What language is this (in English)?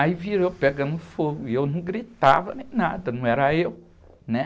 Portuguese